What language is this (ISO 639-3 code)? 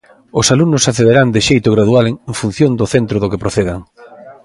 glg